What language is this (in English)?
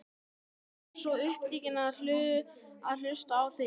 Icelandic